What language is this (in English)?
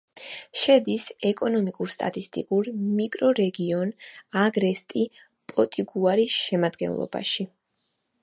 Georgian